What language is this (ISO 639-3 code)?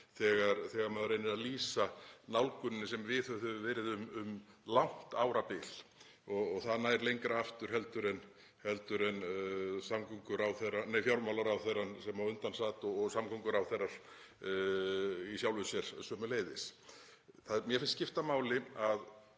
isl